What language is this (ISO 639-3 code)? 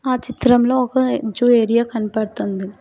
tel